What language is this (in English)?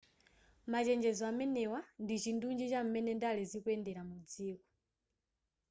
Nyanja